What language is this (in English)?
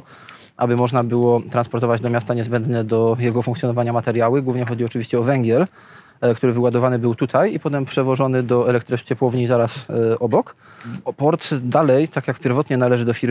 Polish